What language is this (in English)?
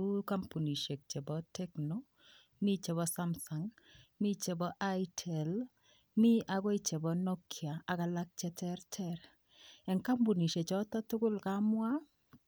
Kalenjin